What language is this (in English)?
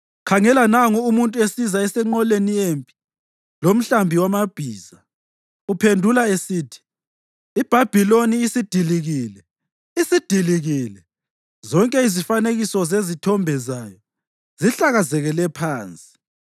North Ndebele